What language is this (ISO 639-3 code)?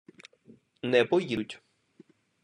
ukr